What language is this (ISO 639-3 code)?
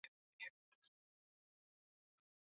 swa